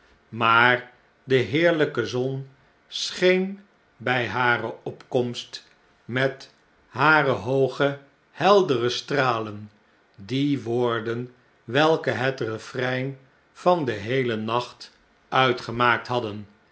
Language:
Dutch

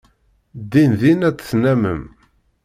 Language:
Kabyle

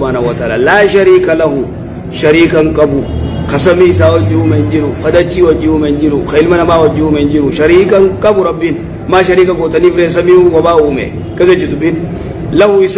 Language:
Arabic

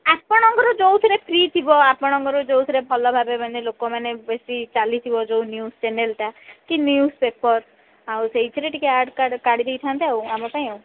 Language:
Odia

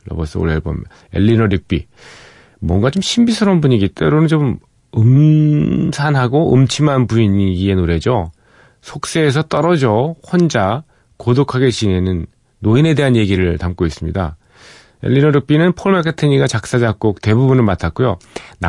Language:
Korean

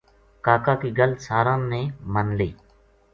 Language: Gujari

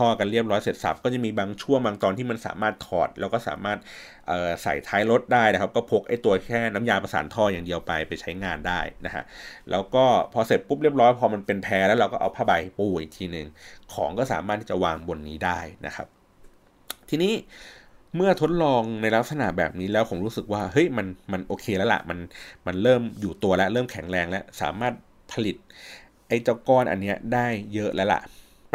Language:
Thai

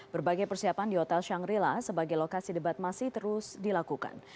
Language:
Indonesian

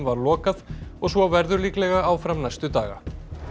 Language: Icelandic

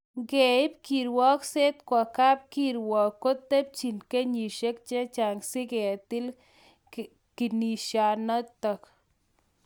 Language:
Kalenjin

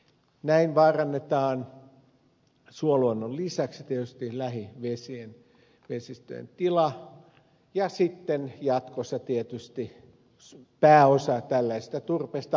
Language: Finnish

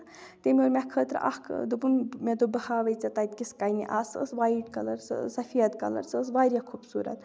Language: Kashmiri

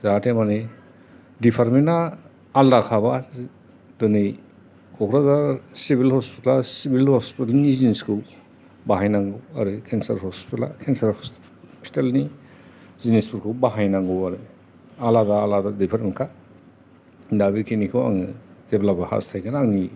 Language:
Bodo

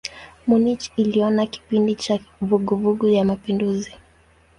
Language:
Swahili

